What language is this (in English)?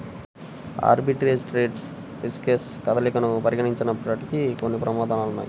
Telugu